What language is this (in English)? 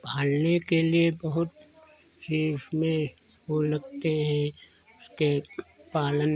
Hindi